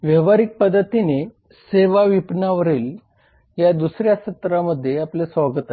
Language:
Marathi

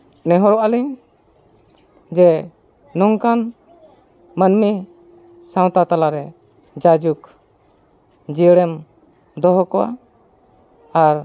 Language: Santali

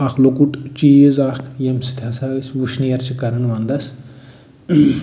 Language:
Kashmiri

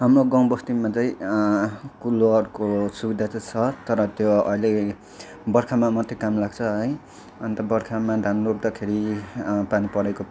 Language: Nepali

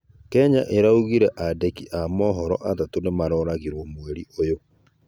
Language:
Kikuyu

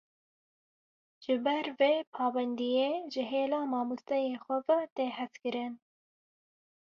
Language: Kurdish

